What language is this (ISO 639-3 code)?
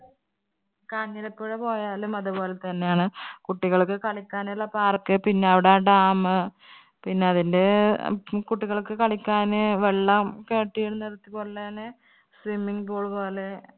mal